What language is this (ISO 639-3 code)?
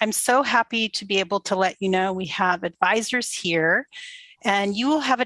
eng